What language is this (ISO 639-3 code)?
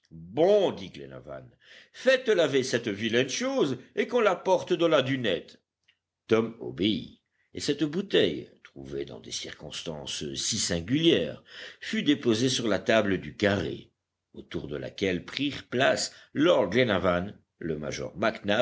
fra